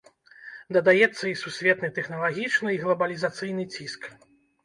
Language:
Belarusian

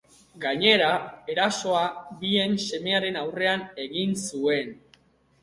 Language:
Basque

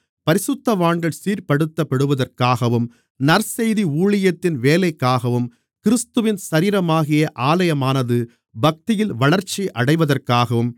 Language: Tamil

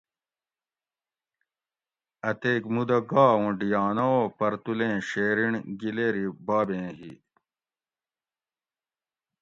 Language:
Gawri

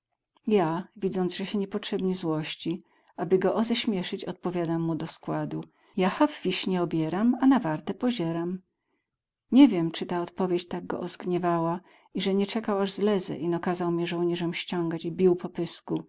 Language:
Polish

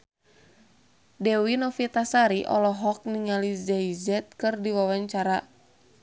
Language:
Sundanese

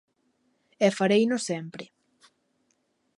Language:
Galician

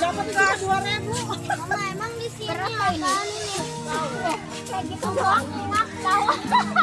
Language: Indonesian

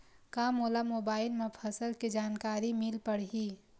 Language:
Chhattisgarhi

